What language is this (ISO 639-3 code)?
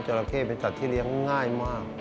tha